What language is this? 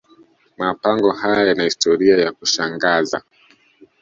Swahili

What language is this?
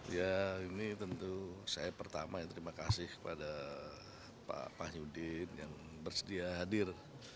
Indonesian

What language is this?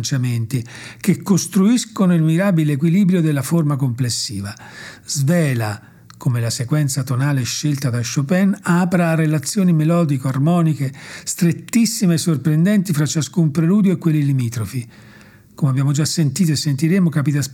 Italian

